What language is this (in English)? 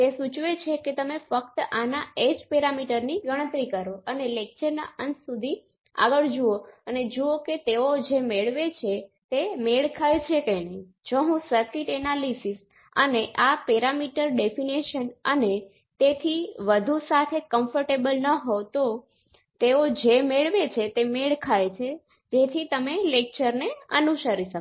Gujarati